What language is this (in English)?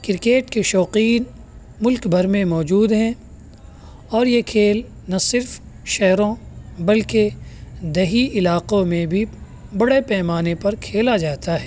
Urdu